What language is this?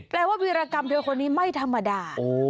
Thai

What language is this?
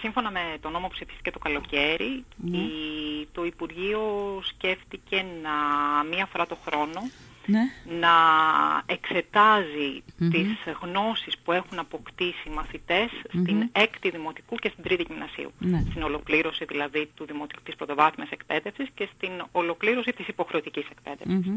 Greek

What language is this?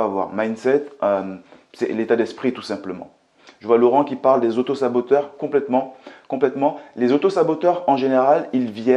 French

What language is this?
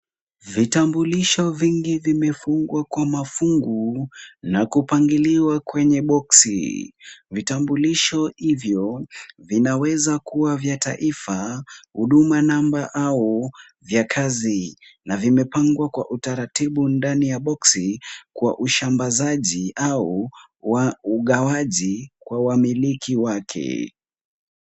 Swahili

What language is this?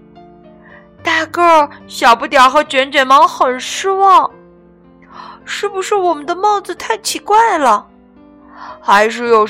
Chinese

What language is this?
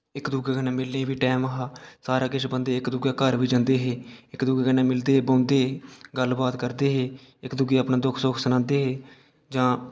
Dogri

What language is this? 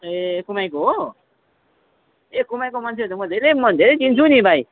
Nepali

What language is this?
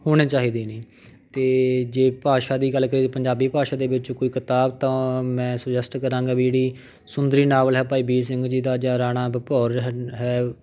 Punjabi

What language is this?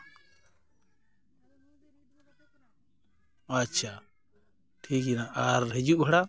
Santali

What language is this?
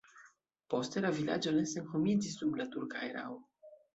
Esperanto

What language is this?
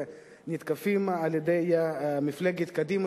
Hebrew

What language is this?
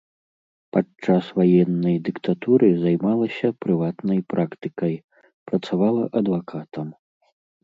Belarusian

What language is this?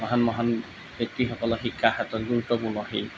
Assamese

